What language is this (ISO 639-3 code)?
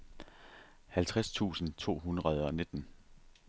dan